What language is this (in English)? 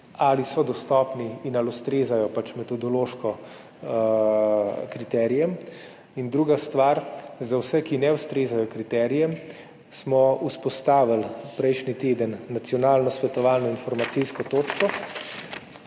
Slovenian